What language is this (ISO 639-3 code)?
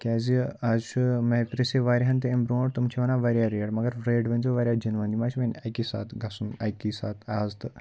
kas